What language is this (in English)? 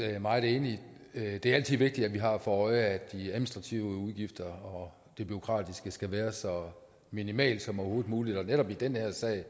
Danish